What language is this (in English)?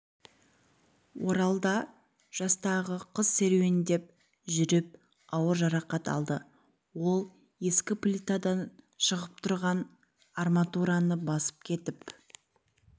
Kazakh